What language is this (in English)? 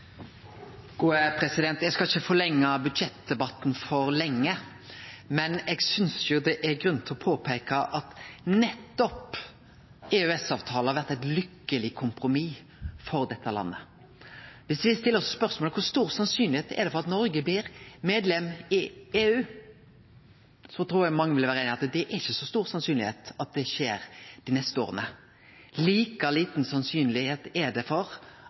Norwegian Nynorsk